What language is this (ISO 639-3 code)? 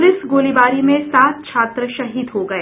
hin